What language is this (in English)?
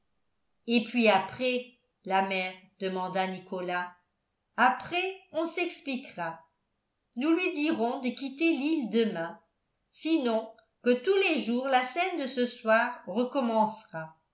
French